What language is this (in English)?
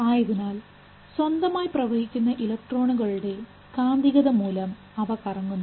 Malayalam